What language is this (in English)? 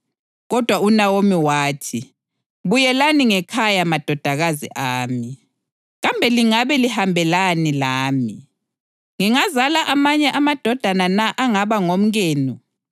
North Ndebele